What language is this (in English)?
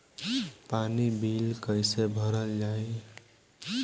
Bhojpuri